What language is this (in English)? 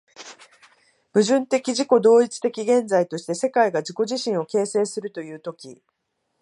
Japanese